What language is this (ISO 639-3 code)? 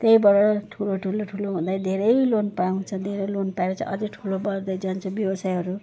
nep